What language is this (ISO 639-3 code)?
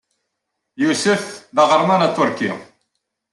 kab